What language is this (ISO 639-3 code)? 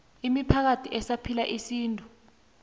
nbl